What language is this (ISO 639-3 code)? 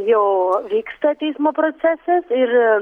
lit